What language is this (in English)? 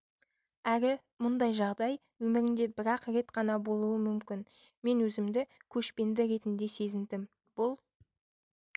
Kazakh